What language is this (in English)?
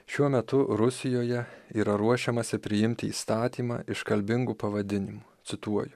Lithuanian